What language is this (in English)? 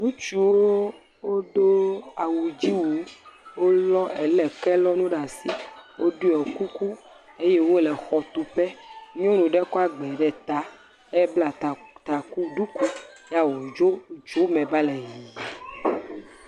Ewe